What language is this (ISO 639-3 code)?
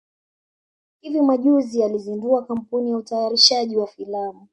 swa